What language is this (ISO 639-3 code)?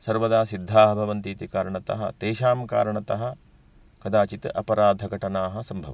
san